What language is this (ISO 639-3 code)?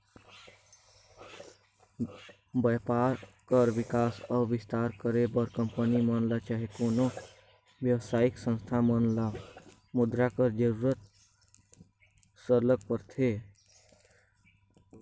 hne